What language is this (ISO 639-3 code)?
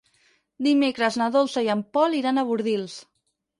cat